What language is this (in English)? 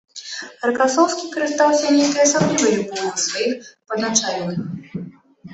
Belarusian